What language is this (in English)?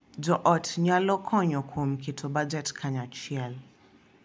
Luo (Kenya and Tanzania)